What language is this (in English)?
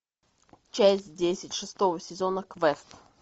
Russian